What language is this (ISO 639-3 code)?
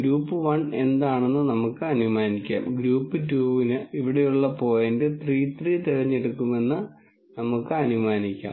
mal